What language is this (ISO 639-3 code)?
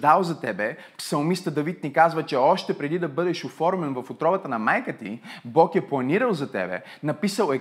bul